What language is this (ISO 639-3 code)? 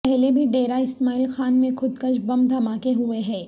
urd